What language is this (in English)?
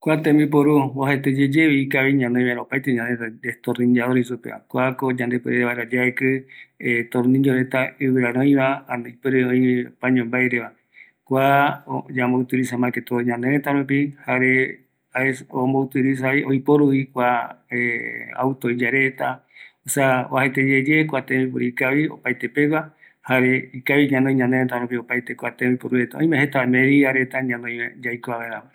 Eastern Bolivian Guaraní